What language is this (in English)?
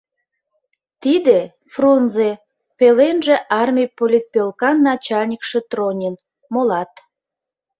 Mari